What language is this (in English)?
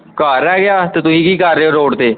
Punjabi